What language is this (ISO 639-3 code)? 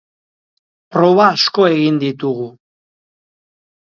eus